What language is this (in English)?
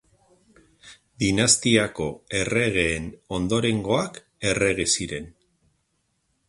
Basque